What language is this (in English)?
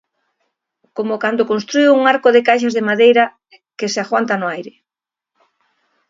Galician